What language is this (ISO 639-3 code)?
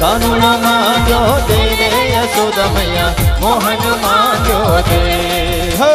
hin